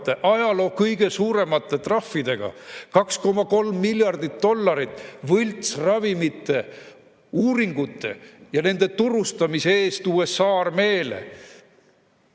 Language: Estonian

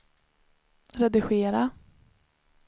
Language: Swedish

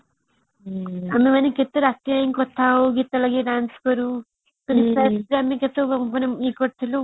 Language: Odia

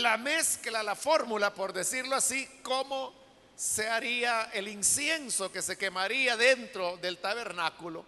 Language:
Spanish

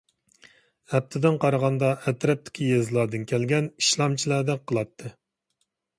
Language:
Uyghur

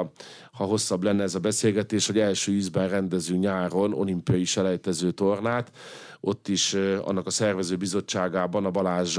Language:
Hungarian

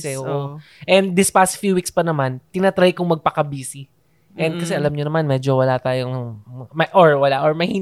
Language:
Filipino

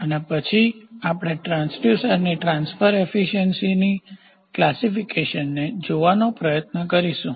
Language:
Gujarati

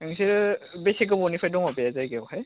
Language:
Bodo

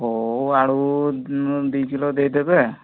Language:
Odia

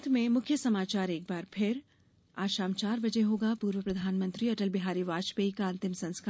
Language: Hindi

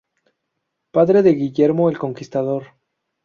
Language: Spanish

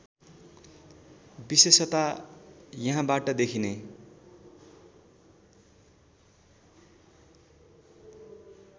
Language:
Nepali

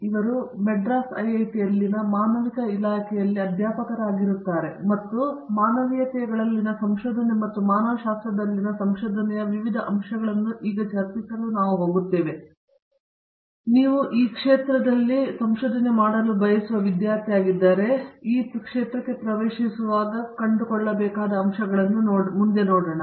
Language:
Kannada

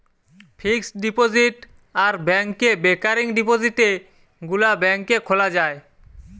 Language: Bangla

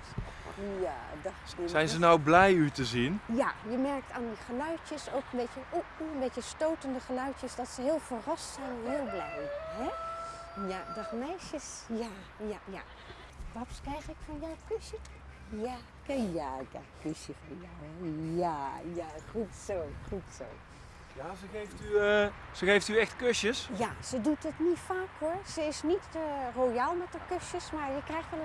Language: Dutch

